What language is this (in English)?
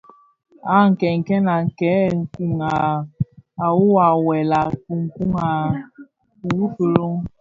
Bafia